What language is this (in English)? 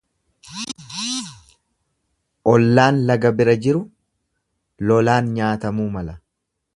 Oromo